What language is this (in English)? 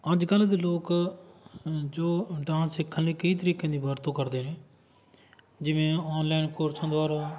Punjabi